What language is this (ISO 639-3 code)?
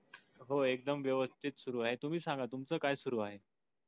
mar